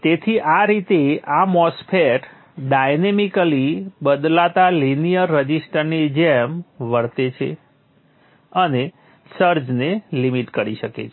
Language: Gujarati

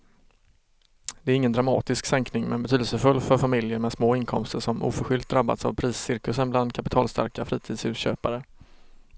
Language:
Swedish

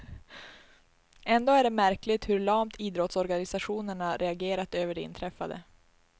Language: Swedish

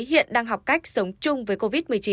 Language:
Vietnamese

